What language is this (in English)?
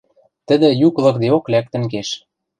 Western Mari